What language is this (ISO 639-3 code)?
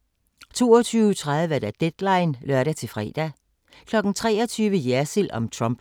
dan